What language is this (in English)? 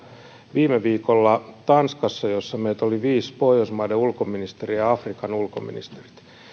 Finnish